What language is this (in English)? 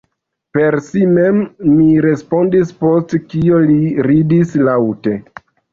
Esperanto